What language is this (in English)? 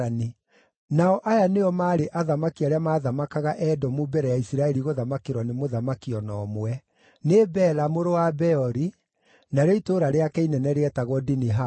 Kikuyu